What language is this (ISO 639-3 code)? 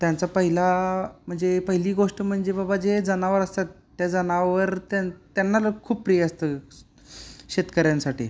mar